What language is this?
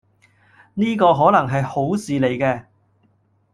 Cantonese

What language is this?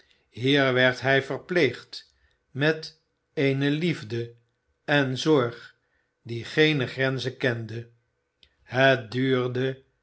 Dutch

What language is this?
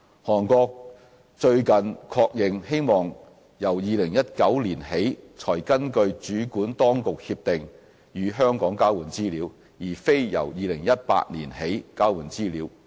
Cantonese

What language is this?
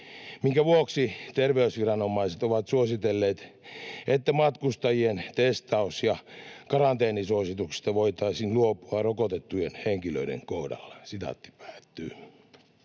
Finnish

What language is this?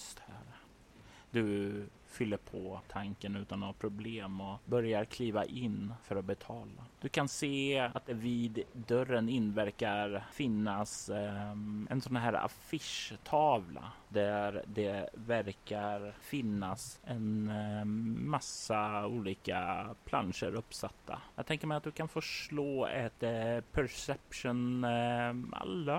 Swedish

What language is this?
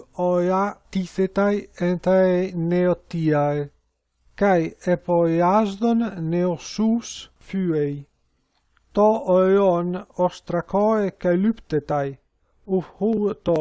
Greek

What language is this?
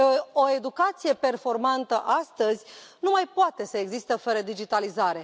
Romanian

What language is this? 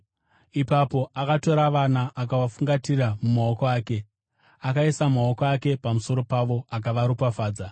Shona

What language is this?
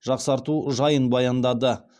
Kazakh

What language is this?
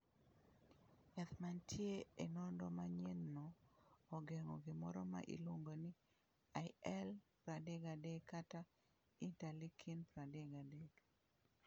Luo (Kenya and Tanzania)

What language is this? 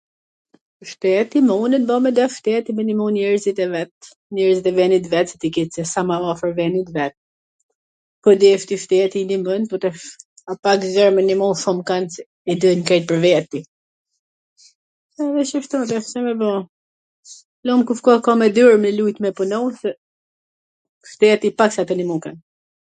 Gheg Albanian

